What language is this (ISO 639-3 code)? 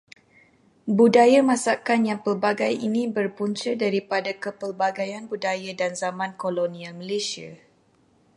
msa